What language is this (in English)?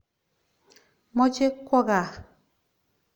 Kalenjin